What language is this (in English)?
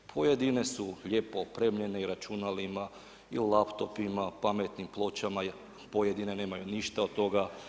Croatian